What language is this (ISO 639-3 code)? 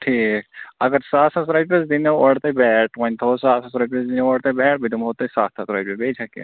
kas